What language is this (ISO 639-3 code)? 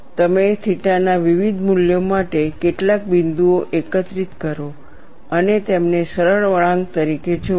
guj